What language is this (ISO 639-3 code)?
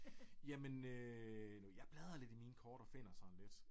dan